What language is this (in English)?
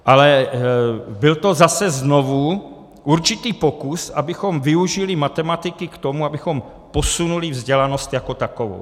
Czech